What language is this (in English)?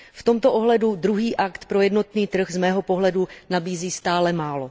Czech